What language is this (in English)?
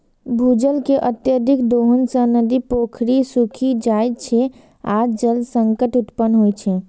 Maithili